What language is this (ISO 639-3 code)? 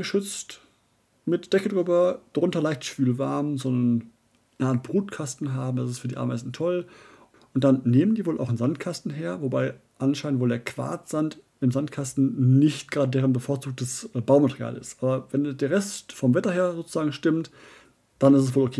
deu